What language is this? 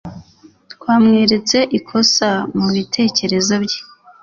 Kinyarwanda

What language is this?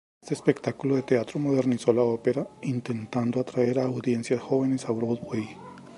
Spanish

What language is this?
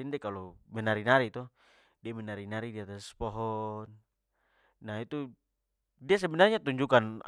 Papuan Malay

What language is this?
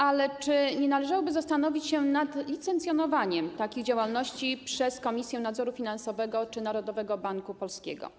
Polish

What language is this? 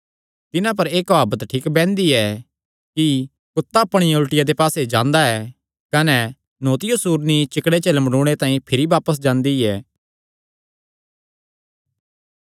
Kangri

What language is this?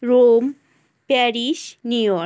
Bangla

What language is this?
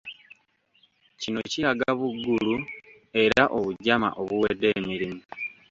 Ganda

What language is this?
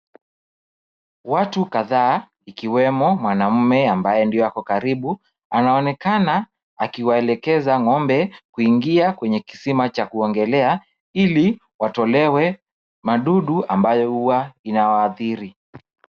Swahili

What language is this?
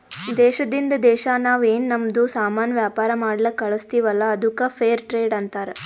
Kannada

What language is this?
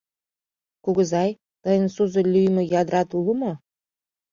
Mari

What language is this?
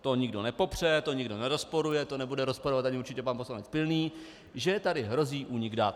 Czech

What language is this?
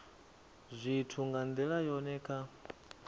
Venda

